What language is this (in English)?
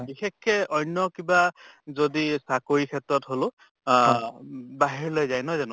Assamese